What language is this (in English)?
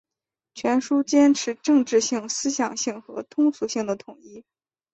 Chinese